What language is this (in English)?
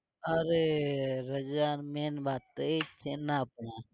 Gujarati